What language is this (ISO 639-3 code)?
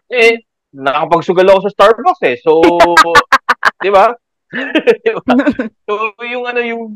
fil